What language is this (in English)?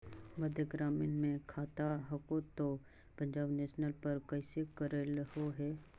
Magahi